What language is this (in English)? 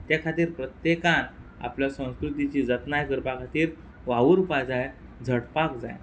Konkani